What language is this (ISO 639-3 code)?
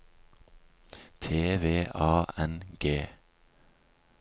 nor